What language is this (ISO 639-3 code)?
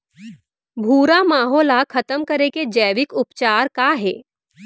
hne